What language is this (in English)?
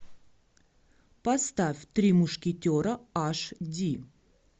Russian